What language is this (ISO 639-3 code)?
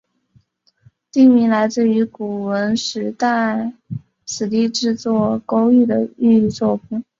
zho